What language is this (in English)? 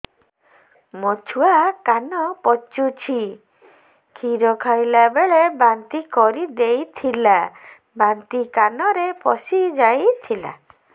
Odia